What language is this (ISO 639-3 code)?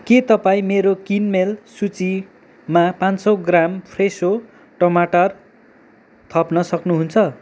nep